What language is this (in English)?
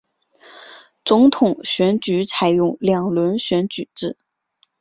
Chinese